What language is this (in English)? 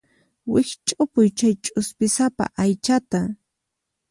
Puno Quechua